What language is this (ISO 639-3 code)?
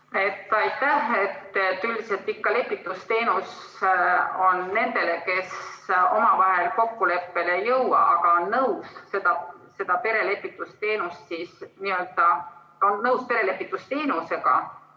est